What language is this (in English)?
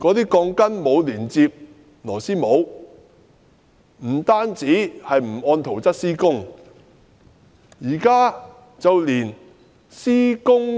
Cantonese